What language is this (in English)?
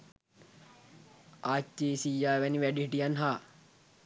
Sinhala